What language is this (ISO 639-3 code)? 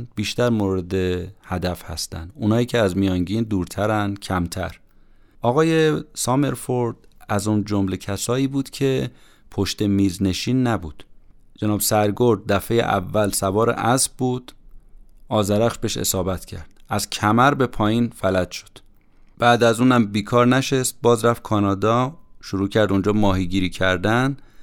fas